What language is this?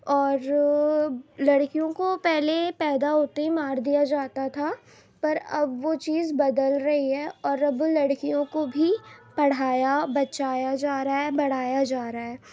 Urdu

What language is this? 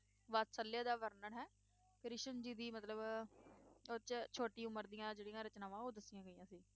Punjabi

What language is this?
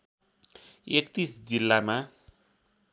Nepali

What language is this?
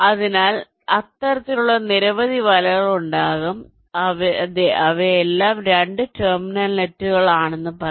Malayalam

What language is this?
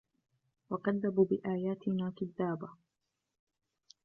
Arabic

